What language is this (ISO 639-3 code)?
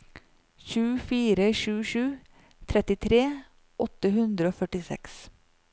nor